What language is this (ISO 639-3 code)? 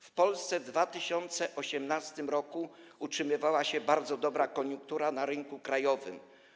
pol